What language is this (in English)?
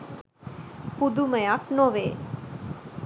Sinhala